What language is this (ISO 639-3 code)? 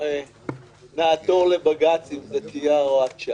heb